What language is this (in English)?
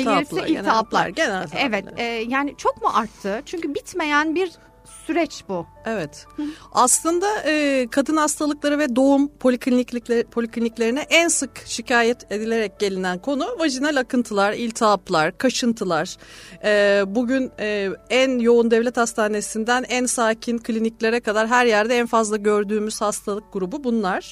Turkish